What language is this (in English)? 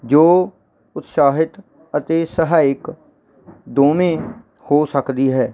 Punjabi